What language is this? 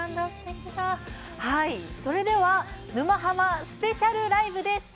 Japanese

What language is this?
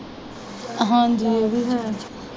Punjabi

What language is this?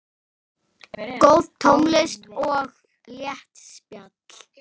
Icelandic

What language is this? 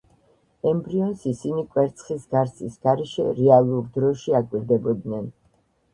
Georgian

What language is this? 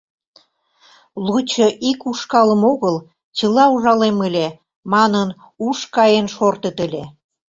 Mari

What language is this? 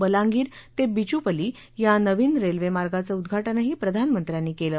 Marathi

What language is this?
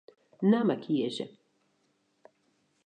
Western Frisian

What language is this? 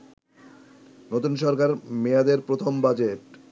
Bangla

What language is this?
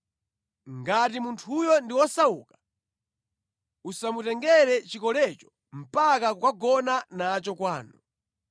Nyanja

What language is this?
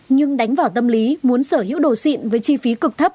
Vietnamese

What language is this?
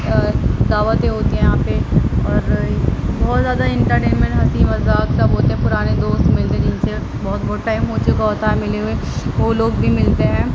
Urdu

